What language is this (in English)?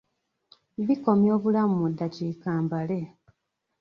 Ganda